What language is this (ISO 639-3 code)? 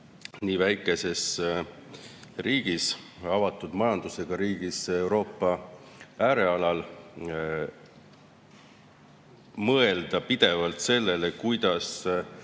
est